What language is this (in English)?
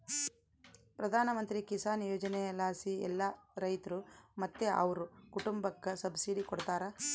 Kannada